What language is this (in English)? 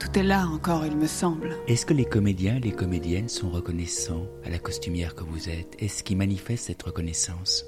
French